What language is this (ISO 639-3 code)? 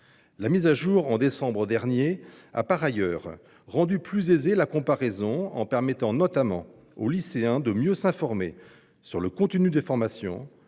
fra